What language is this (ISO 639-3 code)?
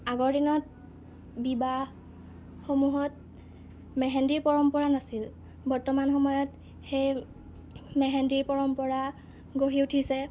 asm